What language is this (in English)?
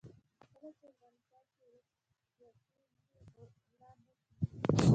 Pashto